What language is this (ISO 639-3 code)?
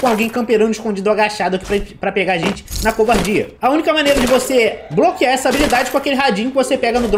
por